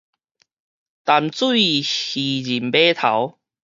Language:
Min Nan Chinese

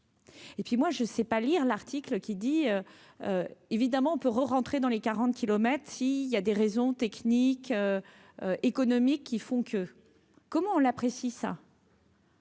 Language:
French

